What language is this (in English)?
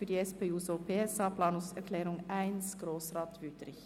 Swiss German